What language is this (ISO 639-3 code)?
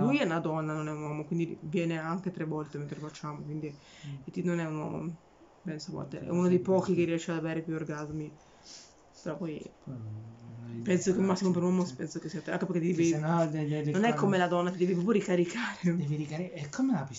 ita